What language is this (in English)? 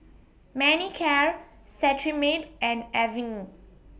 English